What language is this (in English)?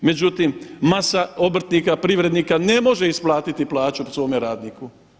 Croatian